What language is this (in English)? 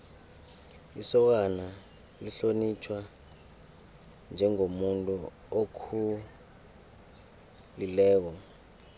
South Ndebele